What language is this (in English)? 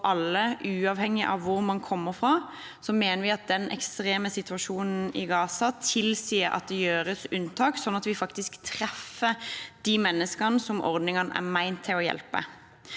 Norwegian